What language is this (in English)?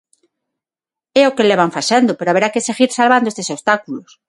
Galician